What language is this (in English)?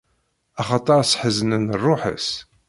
Kabyle